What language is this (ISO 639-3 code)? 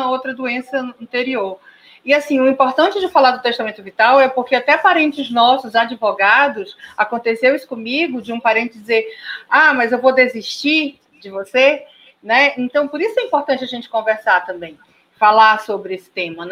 por